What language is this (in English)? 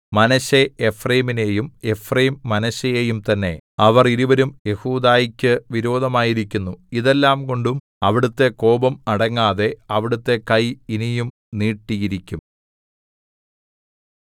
Malayalam